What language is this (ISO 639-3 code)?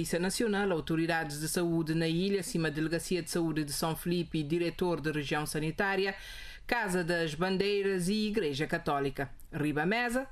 por